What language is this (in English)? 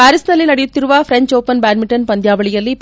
Kannada